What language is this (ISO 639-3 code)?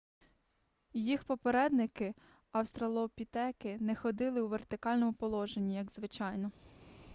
ukr